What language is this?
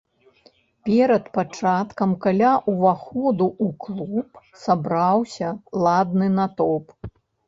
Belarusian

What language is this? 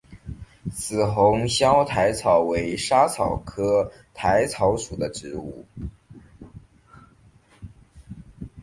Chinese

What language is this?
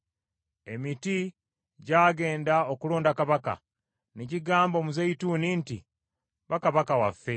Ganda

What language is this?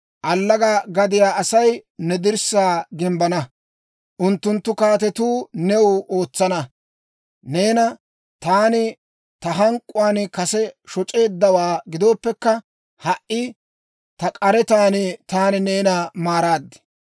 Dawro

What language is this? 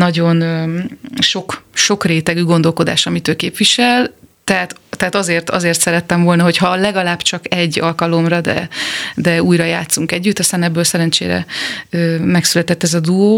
Hungarian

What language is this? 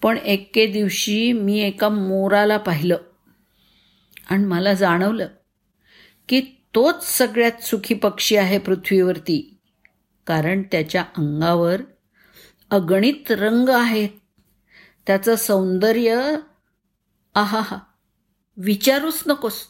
Marathi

